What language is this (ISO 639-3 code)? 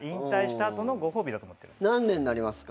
jpn